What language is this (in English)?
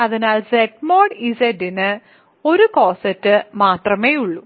Malayalam